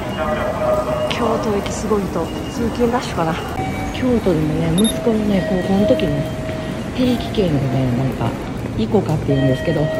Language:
Japanese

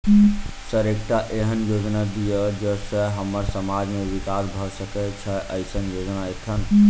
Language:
Maithili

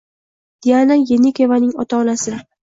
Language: Uzbek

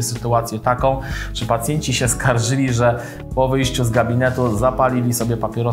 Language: Polish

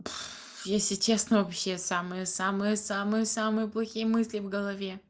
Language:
Russian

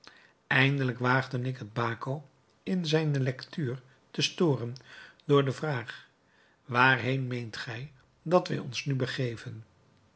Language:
Dutch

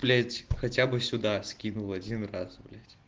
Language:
Russian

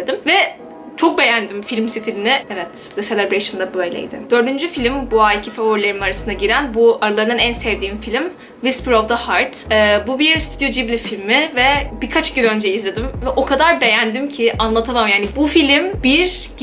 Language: Turkish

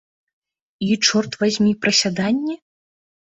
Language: Belarusian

